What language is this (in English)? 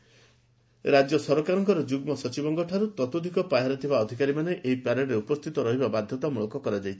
Odia